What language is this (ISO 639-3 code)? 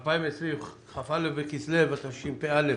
heb